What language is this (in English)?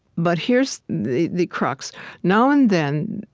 English